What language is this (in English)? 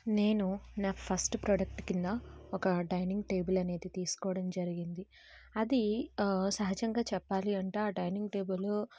Telugu